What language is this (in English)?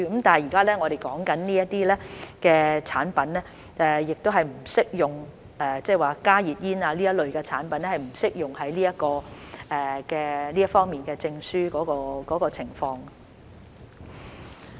Cantonese